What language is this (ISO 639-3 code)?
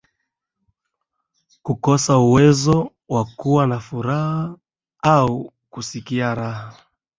swa